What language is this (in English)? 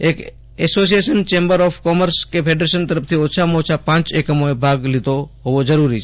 Gujarati